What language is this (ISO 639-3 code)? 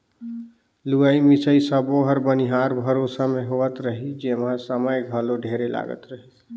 hne